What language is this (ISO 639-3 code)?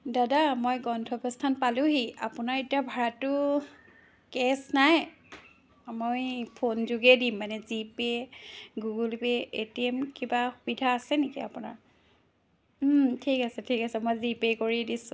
asm